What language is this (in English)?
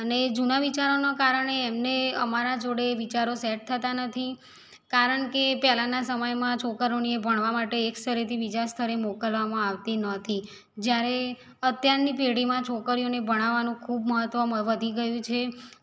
Gujarati